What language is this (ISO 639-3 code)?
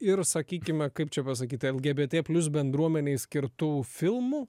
lit